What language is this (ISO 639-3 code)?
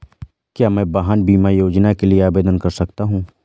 hin